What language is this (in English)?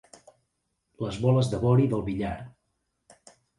Catalan